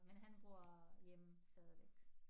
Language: Danish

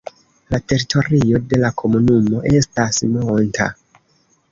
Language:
Esperanto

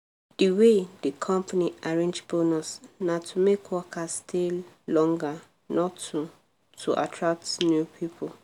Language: Nigerian Pidgin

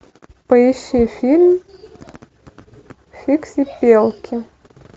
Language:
Russian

